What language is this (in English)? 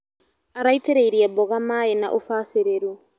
Kikuyu